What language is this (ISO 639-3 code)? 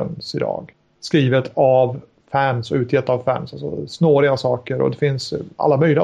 swe